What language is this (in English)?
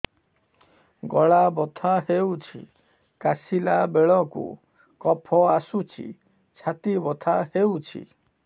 Odia